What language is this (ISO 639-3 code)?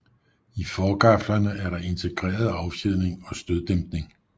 dan